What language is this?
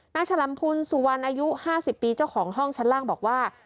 Thai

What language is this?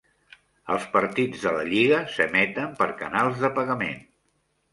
Catalan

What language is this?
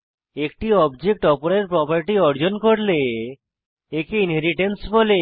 Bangla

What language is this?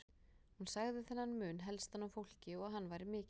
Icelandic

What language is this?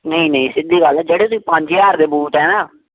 Punjabi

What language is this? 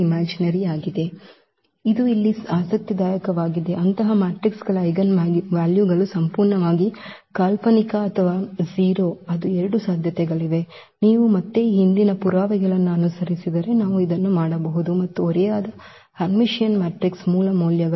Kannada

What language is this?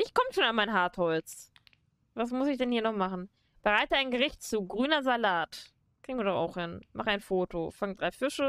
German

